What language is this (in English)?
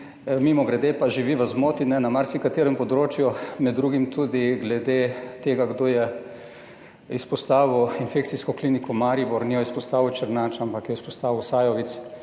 Slovenian